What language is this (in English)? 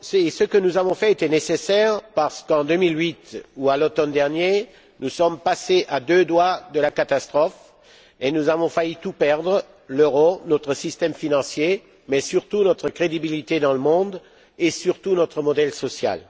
French